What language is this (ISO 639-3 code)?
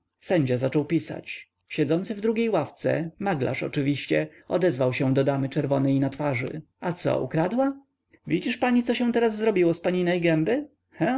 pol